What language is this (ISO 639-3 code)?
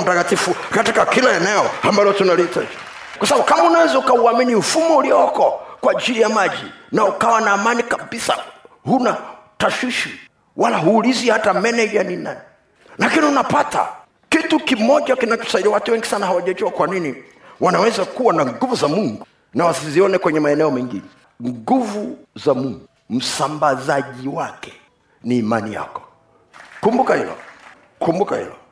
swa